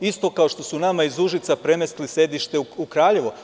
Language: Serbian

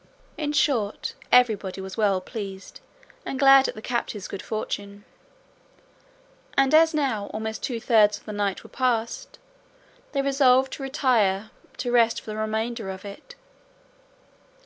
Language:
English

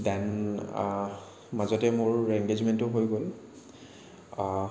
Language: Assamese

